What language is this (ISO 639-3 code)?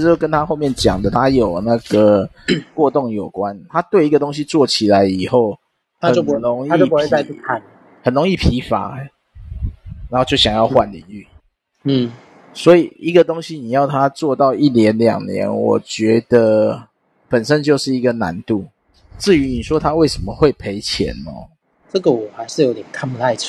zho